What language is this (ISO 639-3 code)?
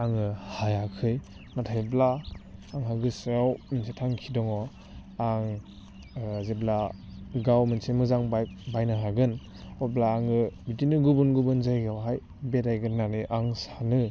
brx